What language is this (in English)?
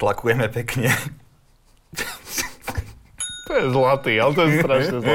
Slovak